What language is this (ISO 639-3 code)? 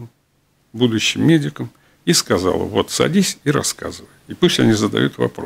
rus